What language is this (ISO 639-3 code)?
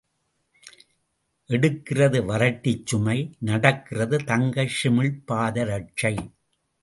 tam